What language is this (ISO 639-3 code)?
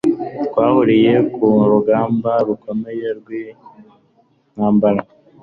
kin